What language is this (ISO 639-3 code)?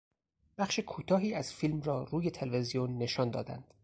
fas